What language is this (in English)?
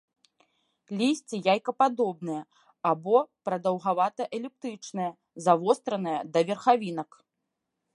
Belarusian